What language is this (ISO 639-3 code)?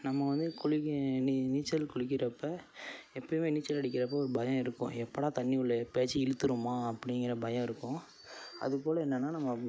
tam